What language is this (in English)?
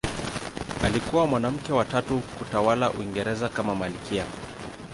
Swahili